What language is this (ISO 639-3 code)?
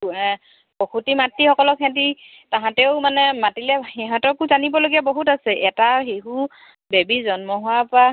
asm